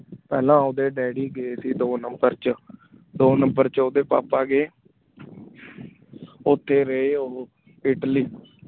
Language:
Punjabi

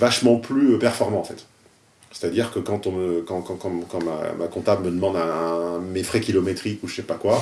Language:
French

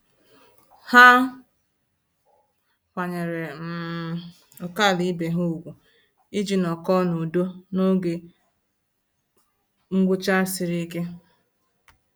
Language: Igbo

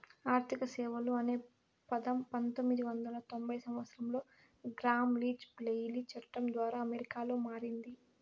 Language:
Telugu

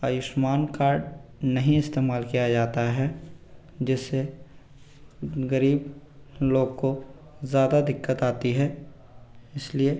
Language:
Hindi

